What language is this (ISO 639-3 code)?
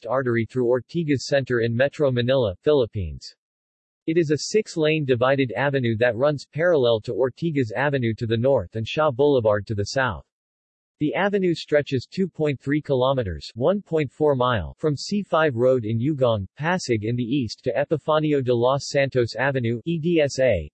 eng